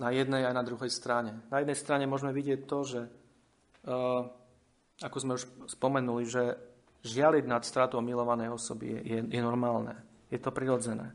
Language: Slovak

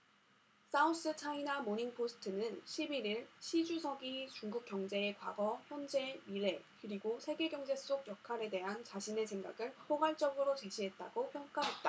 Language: Korean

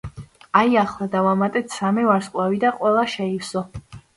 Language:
Georgian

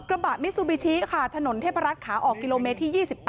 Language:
Thai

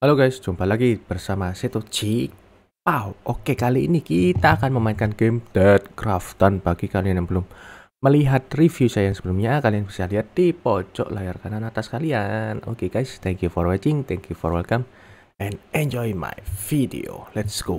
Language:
Indonesian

